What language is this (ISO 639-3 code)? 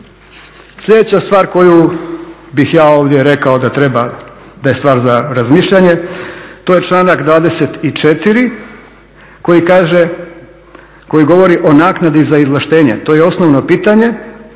hrv